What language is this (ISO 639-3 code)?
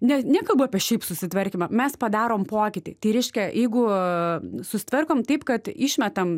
lit